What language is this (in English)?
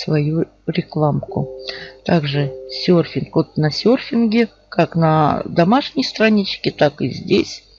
Russian